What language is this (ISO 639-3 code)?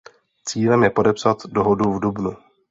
ces